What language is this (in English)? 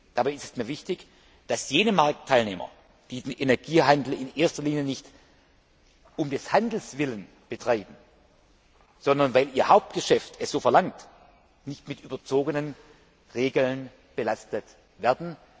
German